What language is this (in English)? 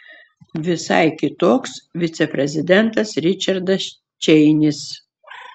Lithuanian